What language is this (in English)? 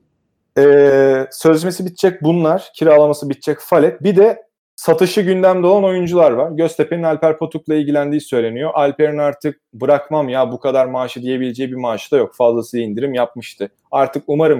Turkish